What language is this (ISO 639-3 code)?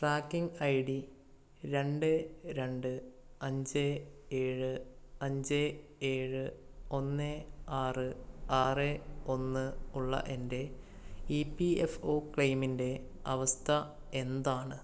mal